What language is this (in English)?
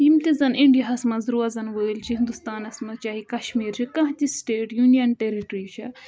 Kashmiri